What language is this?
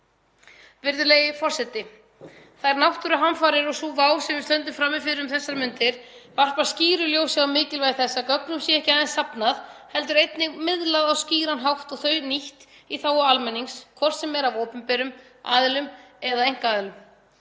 Icelandic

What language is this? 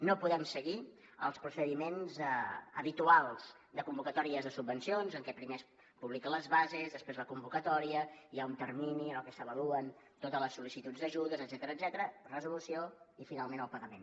Catalan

